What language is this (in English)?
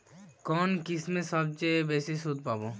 Bangla